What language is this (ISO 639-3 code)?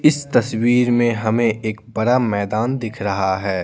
hin